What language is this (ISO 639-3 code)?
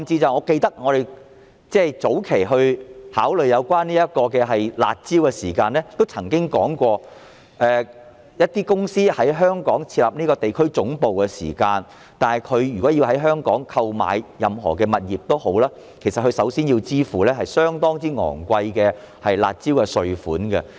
yue